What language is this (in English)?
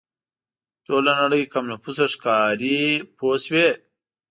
Pashto